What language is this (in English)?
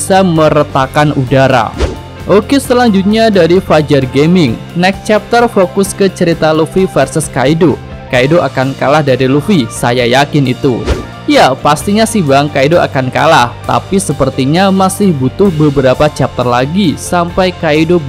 Indonesian